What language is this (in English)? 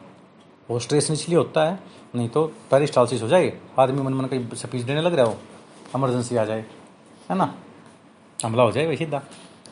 Hindi